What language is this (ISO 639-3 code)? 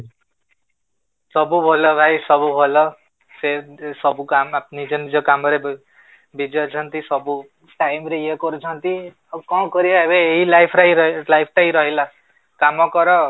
ori